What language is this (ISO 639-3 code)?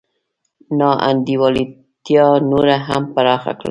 pus